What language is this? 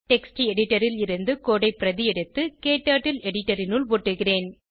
Tamil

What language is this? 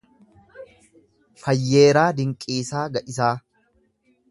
Oromo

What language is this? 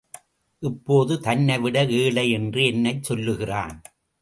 Tamil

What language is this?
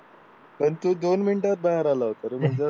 Marathi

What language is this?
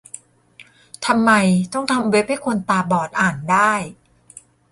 Thai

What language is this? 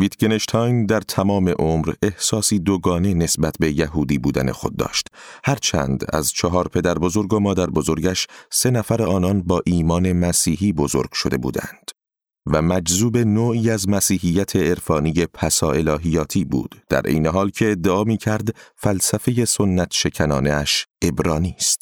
Persian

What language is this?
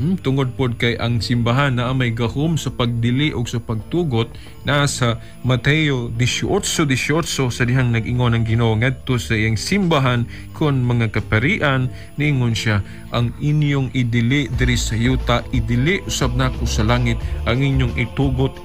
Filipino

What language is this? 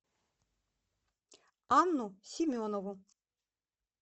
Russian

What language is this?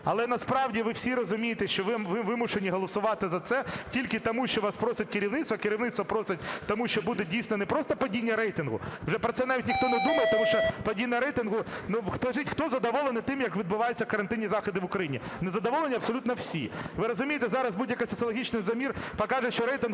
Ukrainian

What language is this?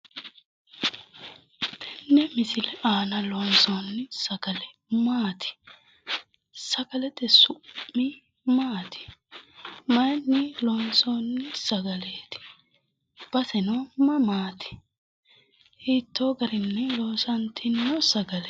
Sidamo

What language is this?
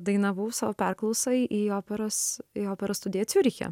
Lithuanian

